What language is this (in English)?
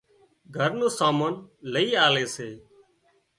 Wadiyara Koli